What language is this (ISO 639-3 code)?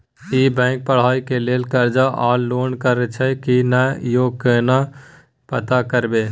mai